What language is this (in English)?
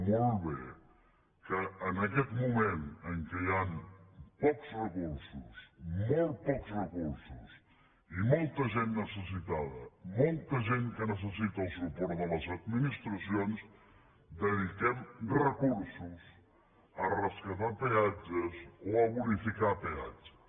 Catalan